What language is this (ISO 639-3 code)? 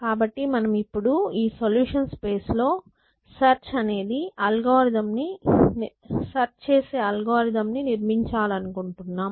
tel